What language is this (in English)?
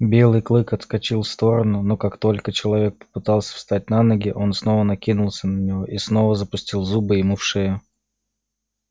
Russian